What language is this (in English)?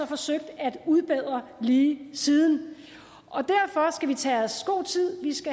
Danish